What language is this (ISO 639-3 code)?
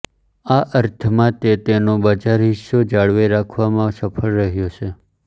guj